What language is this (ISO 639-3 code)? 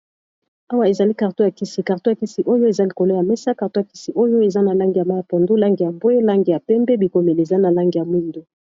lin